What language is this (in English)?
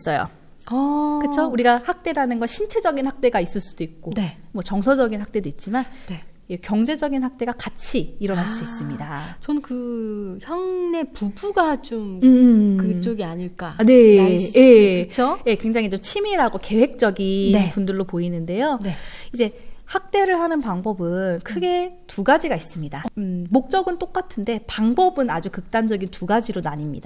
Korean